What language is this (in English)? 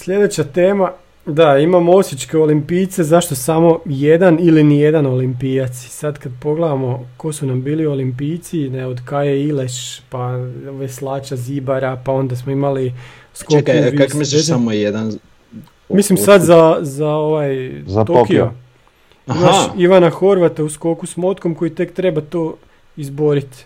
Croatian